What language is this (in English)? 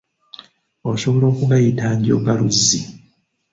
Ganda